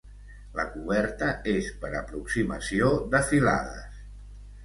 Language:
Catalan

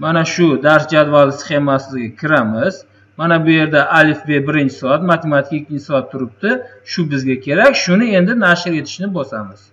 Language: Turkish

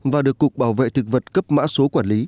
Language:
Vietnamese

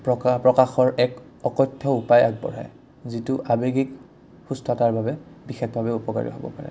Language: Assamese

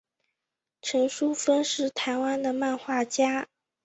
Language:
Chinese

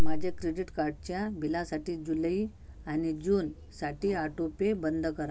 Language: Marathi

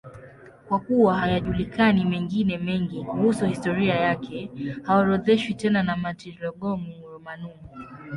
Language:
Swahili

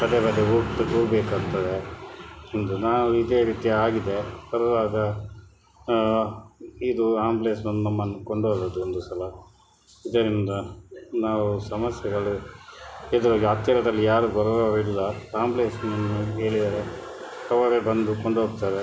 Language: Kannada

